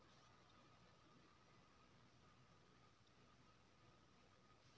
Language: Maithili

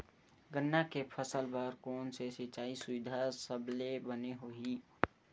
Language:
Chhattisgarhi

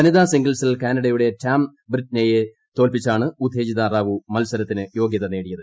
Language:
Malayalam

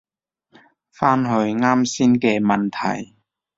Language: Cantonese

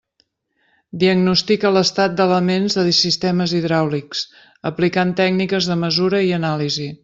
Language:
Catalan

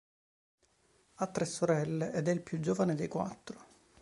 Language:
Italian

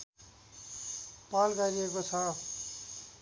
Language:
Nepali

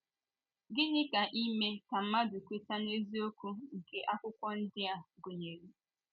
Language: Igbo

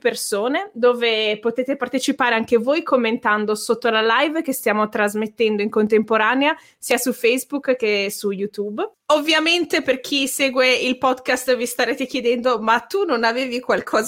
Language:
Italian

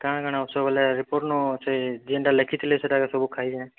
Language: Odia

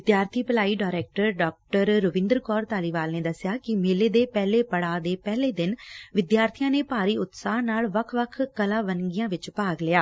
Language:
Punjabi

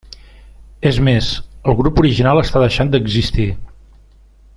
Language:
Catalan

